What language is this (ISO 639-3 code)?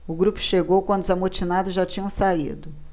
por